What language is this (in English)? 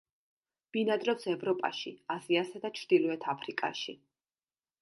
Georgian